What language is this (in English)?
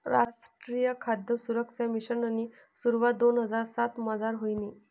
Marathi